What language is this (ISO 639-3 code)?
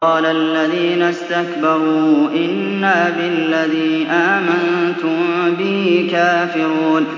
ara